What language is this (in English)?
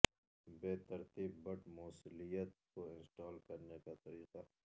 Urdu